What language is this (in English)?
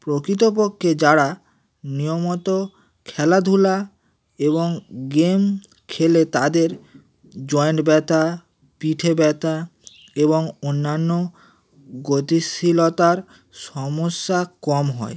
Bangla